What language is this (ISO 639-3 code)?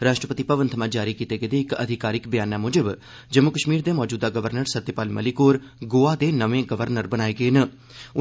doi